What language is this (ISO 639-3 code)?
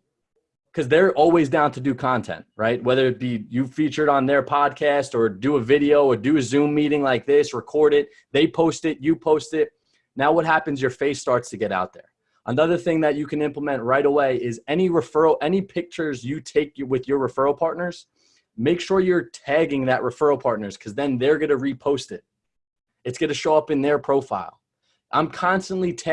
eng